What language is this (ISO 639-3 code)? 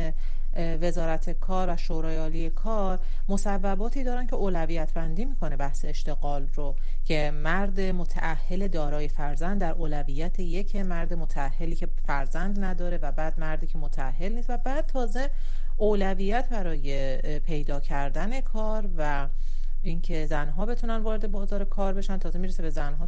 fas